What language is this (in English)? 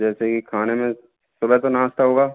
Hindi